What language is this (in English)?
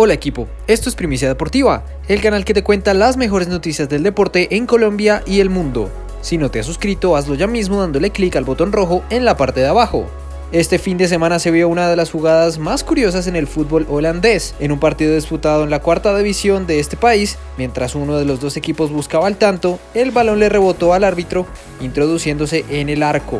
Spanish